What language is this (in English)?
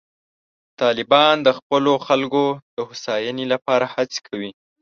Pashto